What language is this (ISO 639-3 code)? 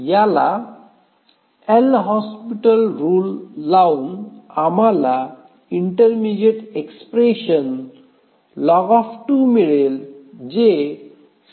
mar